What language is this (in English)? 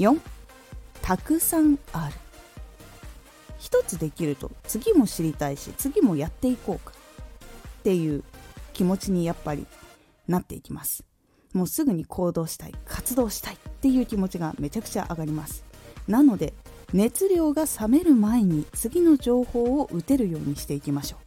Japanese